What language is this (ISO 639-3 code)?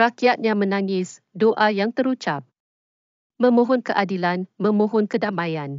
msa